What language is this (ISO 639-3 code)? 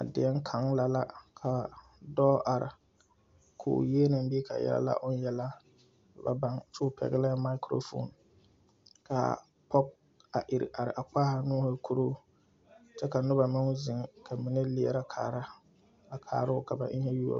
dga